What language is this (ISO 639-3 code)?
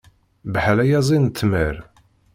kab